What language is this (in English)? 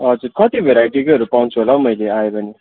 Nepali